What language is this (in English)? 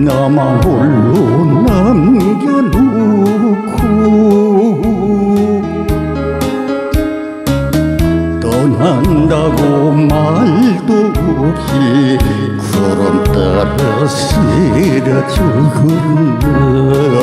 Korean